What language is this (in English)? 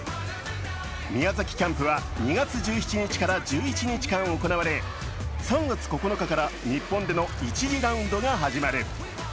Japanese